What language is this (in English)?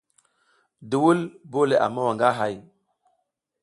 South Giziga